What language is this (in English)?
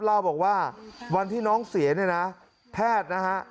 Thai